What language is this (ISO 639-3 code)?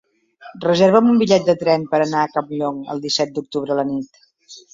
cat